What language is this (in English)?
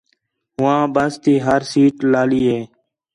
Khetrani